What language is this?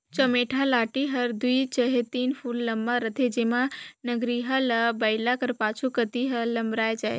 Chhattisgarhi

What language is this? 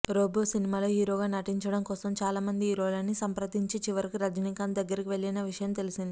Telugu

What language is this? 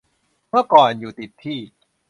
Thai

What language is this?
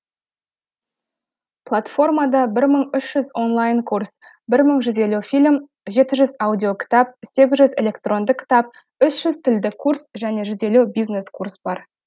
Kazakh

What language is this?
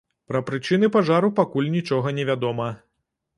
Belarusian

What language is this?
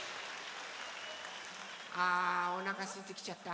Japanese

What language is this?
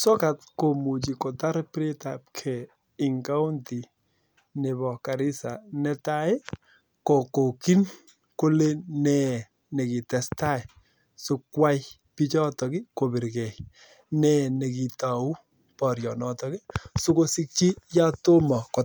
Kalenjin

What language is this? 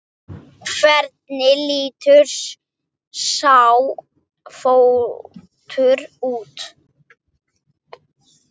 Icelandic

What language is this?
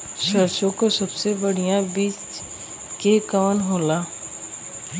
Bhojpuri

